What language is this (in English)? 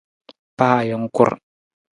Nawdm